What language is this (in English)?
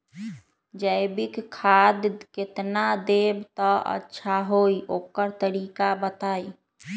Magahi